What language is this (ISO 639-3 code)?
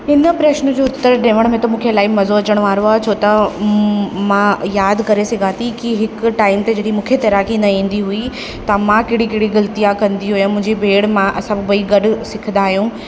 snd